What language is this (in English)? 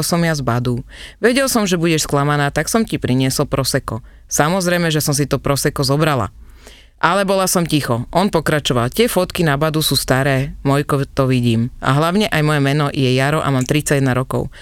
Slovak